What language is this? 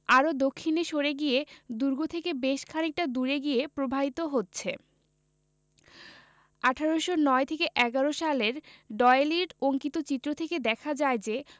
Bangla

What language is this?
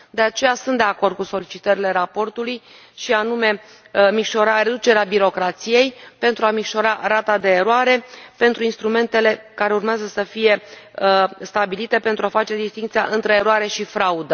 Romanian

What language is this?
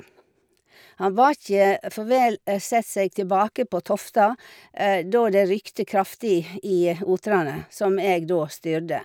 Norwegian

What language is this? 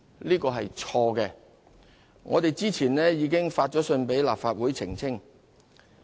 Cantonese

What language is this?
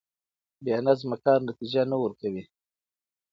Pashto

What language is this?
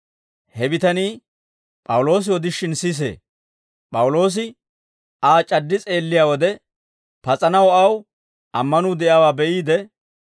Dawro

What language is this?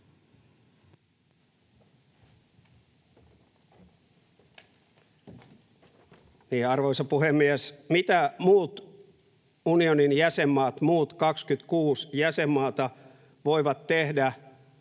Finnish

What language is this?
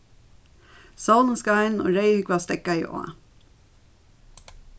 Faroese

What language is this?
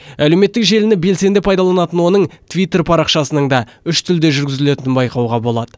Kazakh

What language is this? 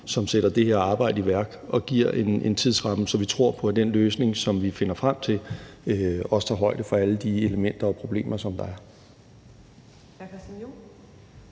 Danish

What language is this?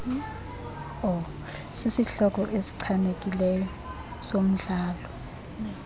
Xhosa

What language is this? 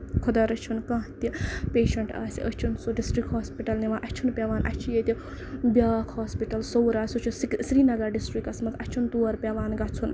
Kashmiri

